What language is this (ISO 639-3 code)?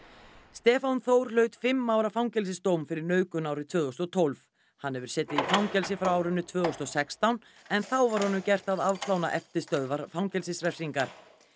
isl